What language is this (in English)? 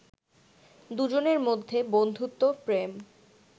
Bangla